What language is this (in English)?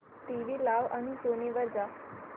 Marathi